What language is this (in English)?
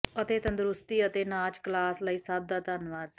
Punjabi